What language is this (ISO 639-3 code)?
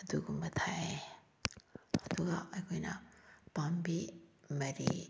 mni